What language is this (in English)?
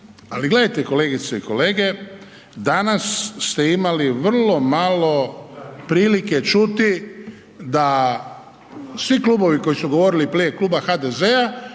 Croatian